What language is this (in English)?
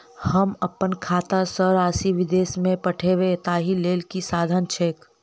Maithili